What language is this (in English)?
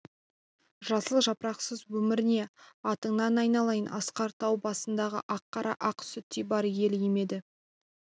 Kazakh